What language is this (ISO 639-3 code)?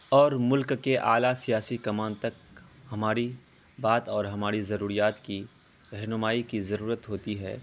urd